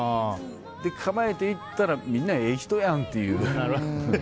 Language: Japanese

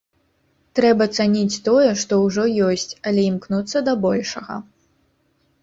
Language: Belarusian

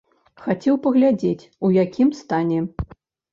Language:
Belarusian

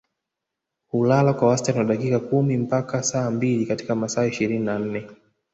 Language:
Swahili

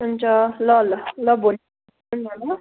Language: Nepali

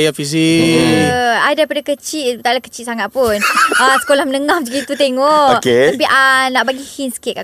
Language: Malay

